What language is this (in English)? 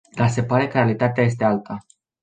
Romanian